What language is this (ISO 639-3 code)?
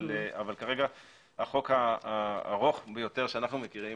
heb